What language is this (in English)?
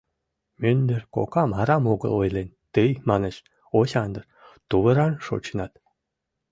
Mari